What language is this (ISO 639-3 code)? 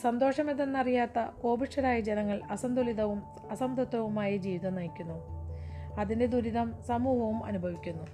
mal